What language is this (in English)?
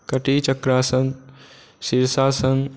Maithili